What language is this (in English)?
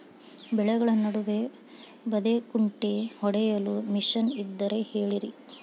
Kannada